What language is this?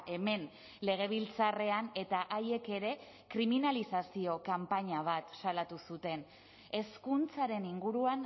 Basque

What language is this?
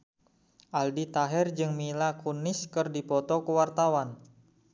Sundanese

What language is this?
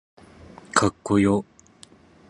Japanese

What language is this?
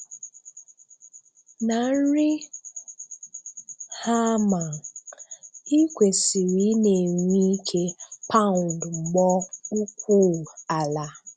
Igbo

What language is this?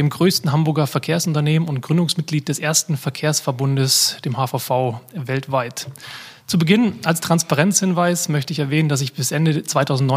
German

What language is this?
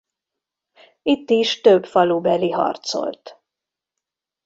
Hungarian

